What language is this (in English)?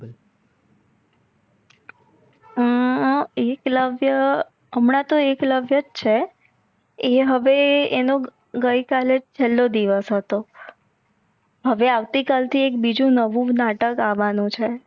Gujarati